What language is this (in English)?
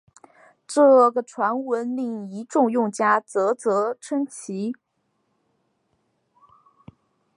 Chinese